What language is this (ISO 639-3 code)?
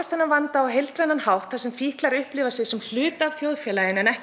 isl